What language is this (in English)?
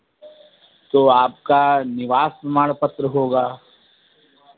Hindi